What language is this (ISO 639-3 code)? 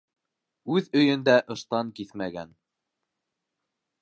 bak